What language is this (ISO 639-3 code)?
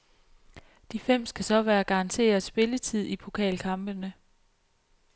dan